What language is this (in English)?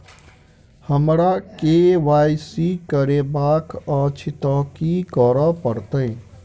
Maithili